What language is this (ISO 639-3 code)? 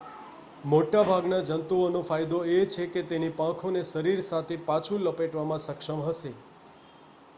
guj